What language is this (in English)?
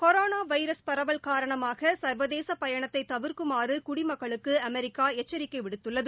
Tamil